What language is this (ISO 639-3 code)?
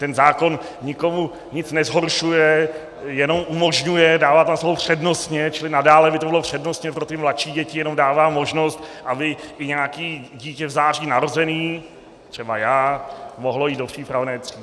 ces